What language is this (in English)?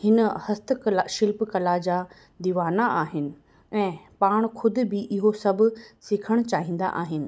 Sindhi